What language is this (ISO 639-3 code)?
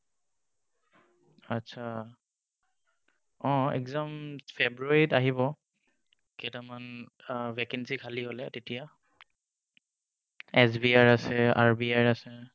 asm